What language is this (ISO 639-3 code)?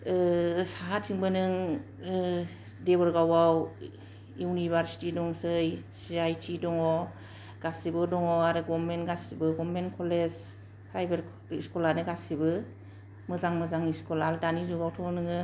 brx